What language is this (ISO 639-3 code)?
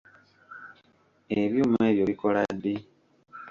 lug